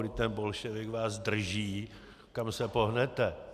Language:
Czech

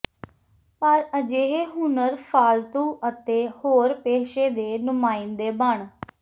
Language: Punjabi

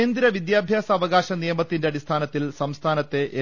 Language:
Malayalam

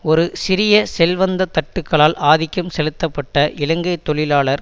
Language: Tamil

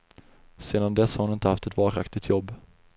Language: Swedish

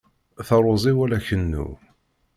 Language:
Kabyle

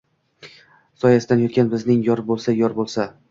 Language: Uzbek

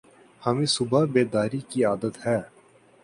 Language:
Urdu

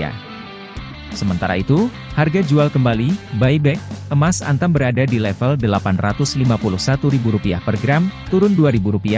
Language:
Indonesian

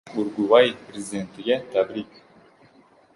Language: Uzbek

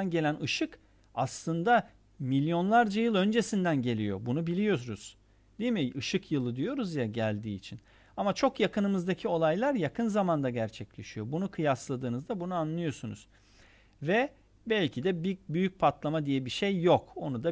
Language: Turkish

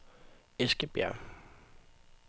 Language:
Danish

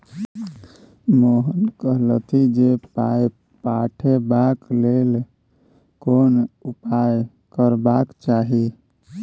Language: Maithili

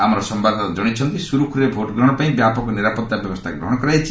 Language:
Odia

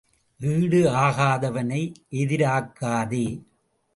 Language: Tamil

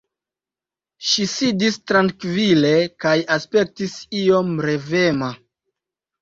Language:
Esperanto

